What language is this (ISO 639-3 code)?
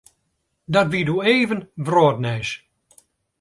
fry